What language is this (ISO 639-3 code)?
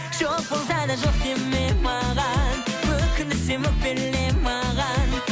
kaz